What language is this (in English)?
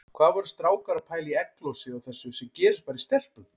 Icelandic